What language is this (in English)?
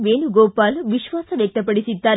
Kannada